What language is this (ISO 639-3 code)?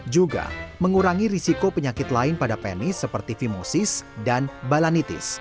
ind